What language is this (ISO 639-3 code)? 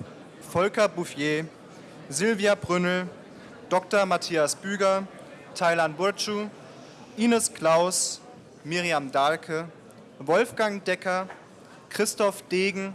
deu